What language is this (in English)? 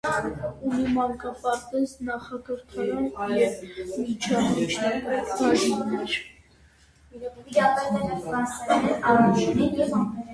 Armenian